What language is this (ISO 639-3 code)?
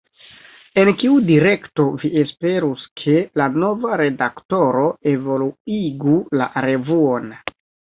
epo